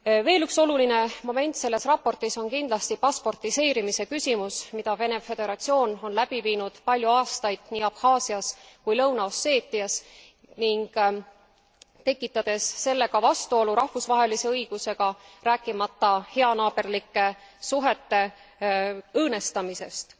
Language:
Estonian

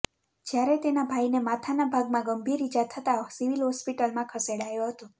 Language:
Gujarati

